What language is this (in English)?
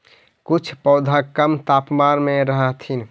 Magahi